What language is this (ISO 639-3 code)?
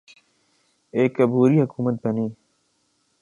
urd